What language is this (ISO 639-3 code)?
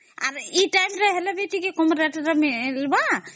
ori